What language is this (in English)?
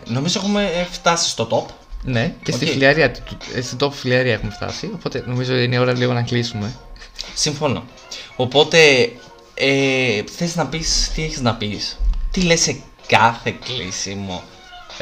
Greek